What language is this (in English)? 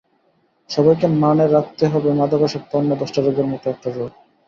Bangla